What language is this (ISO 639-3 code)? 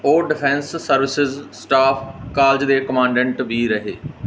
pan